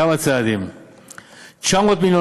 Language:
Hebrew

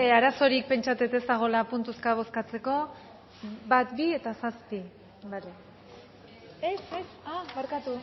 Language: Basque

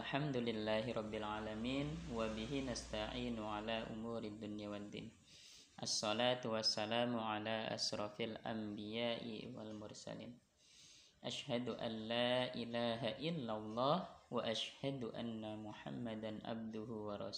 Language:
Indonesian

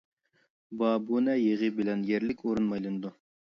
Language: Uyghur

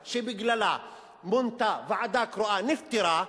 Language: Hebrew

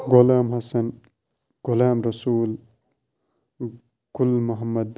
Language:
Kashmiri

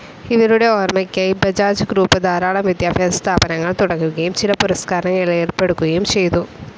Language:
Malayalam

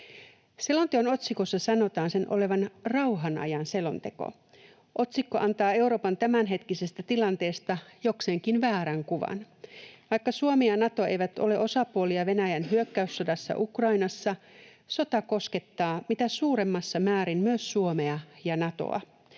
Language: Finnish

